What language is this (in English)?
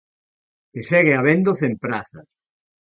Galician